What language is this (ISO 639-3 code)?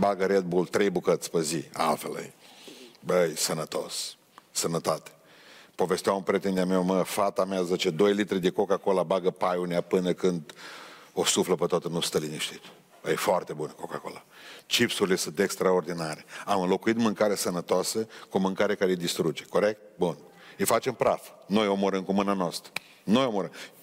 ron